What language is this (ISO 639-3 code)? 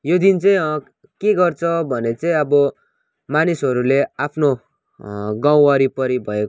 nep